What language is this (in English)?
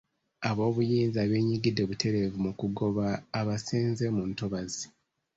Ganda